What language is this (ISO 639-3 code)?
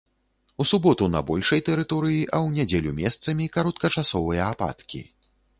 bel